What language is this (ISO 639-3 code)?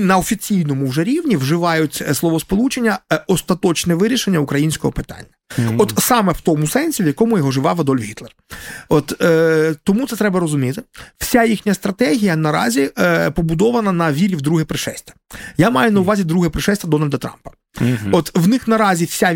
ukr